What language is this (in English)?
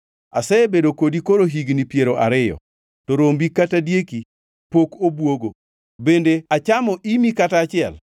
Luo (Kenya and Tanzania)